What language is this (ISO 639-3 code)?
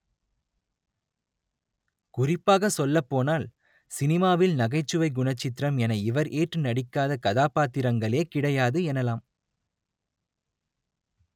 tam